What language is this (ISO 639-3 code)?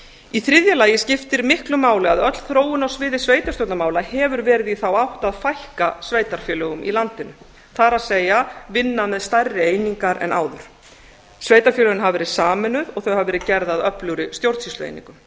isl